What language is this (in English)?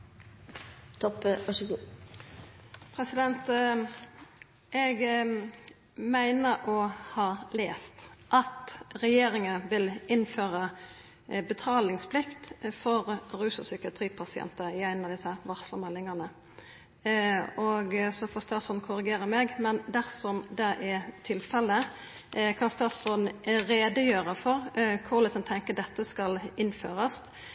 Norwegian Nynorsk